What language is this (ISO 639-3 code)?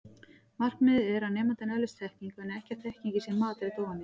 isl